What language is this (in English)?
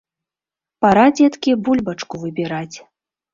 Belarusian